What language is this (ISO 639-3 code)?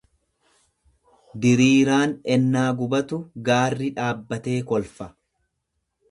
orm